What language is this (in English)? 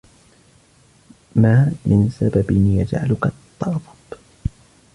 Arabic